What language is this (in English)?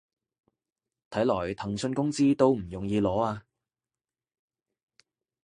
Cantonese